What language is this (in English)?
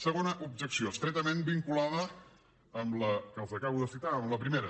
Catalan